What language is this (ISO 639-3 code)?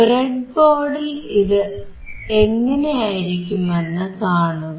mal